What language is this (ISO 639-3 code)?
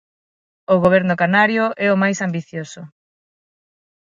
glg